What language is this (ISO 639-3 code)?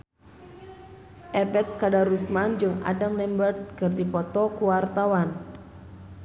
sun